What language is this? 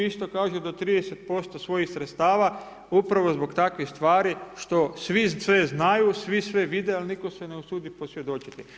Croatian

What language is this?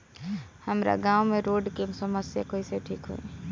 Bhojpuri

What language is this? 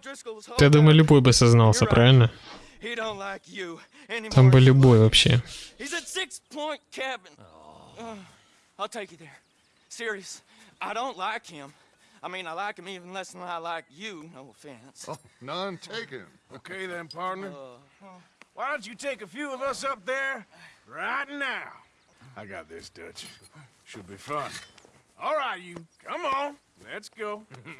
Russian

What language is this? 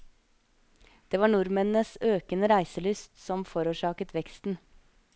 Norwegian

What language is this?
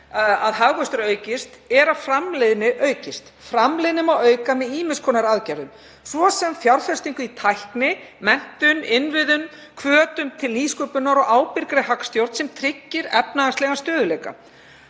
Icelandic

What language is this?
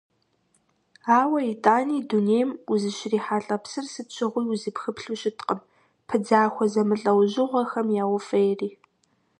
Kabardian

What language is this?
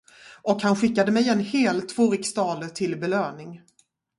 Swedish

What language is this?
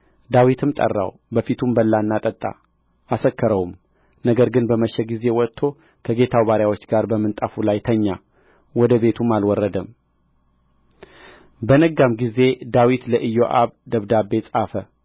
Amharic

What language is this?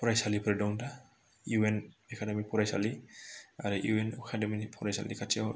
Bodo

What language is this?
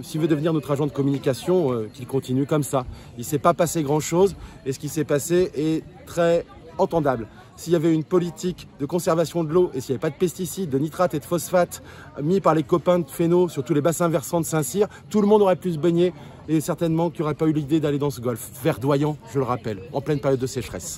French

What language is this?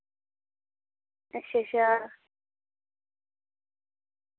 Dogri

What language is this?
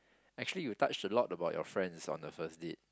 English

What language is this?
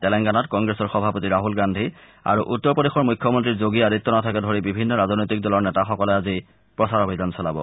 Assamese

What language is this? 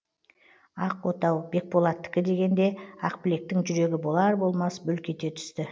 Kazakh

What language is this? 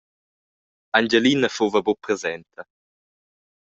Romansh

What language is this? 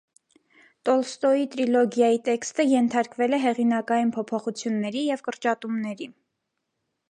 Armenian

